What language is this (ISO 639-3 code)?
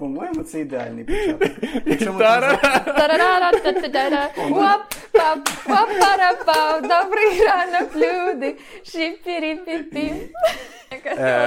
ukr